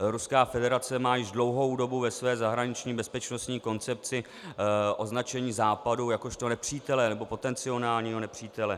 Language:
Czech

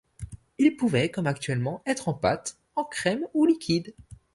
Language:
French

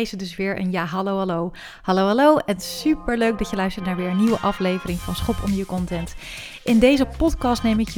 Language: Dutch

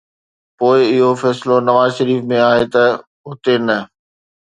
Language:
Sindhi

